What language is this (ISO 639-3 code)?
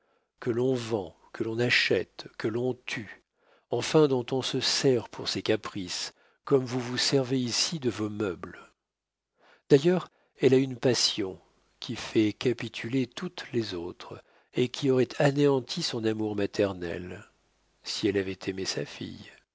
fra